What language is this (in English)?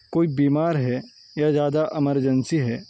Urdu